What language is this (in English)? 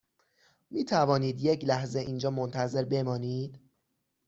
Persian